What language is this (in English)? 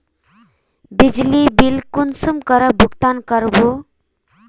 Magahi